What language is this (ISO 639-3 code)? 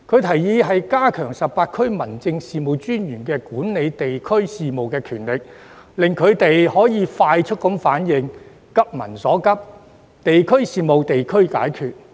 yue